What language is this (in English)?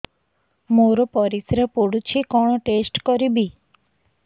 Odia